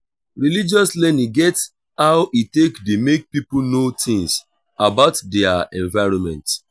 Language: Nigerian Pidgin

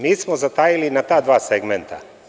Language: Serbian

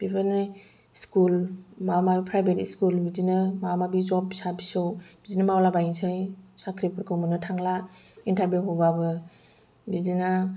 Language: Bodo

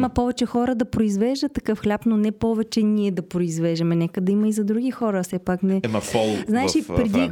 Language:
Bulgarian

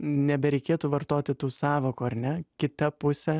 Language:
Lithuanian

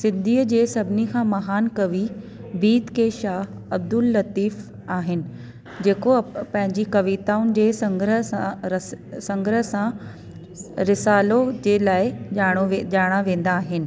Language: Sindhi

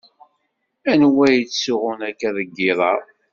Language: Kabyle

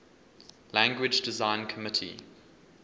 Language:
English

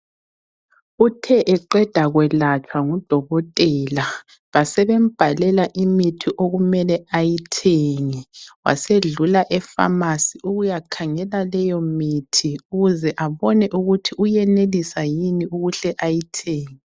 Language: North Ndebele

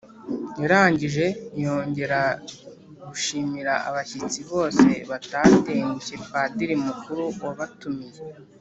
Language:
Kinyarwanda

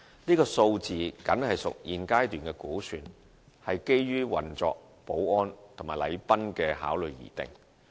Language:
Cantonese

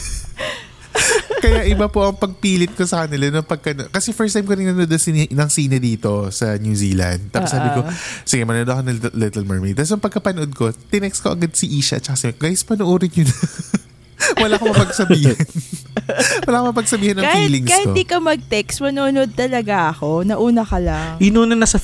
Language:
Filipino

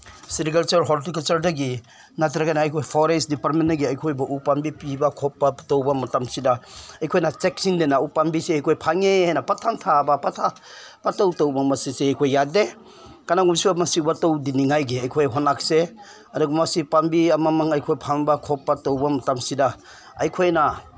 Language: Manipuri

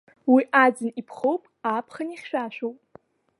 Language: Abkhazian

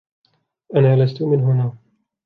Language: Arabic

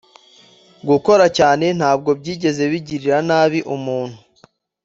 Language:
Kinyarwanda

